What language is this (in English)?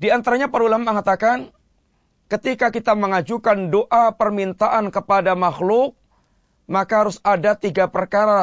Malay